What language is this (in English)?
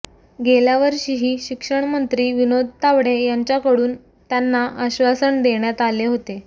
Marathi